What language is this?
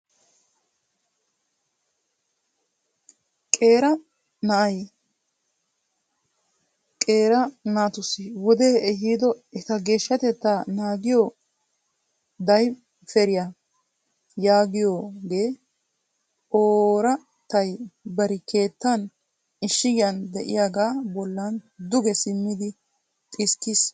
Wolaytta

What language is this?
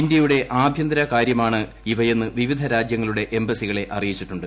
Malayalam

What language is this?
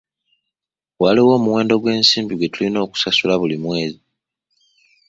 Ganda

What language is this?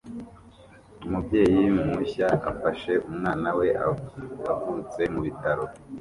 Kinyarwanda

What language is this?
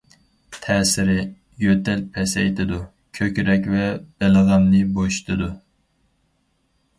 Uyghur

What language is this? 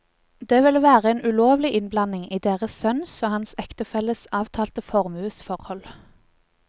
Norwegian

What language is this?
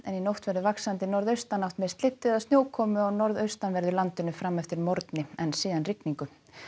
Icelandic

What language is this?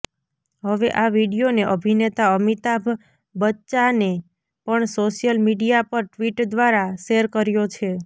Gujarati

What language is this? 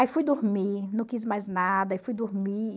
Portuguese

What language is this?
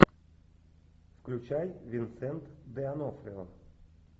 Russian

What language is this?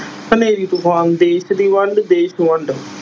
Punjabi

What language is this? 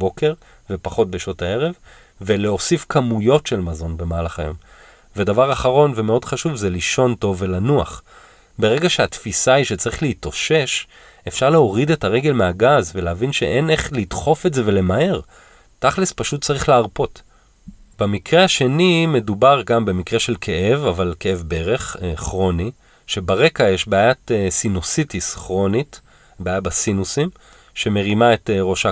Hebrew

